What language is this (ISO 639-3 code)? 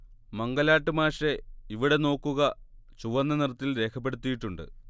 mal